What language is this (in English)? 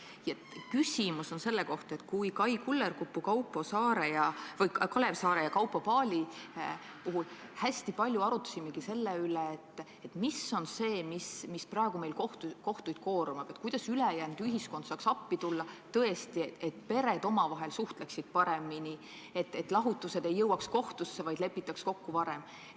Estonian